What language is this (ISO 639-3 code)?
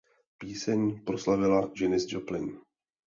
ces